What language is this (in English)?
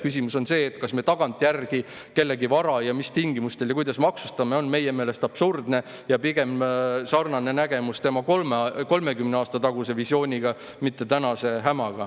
Estonian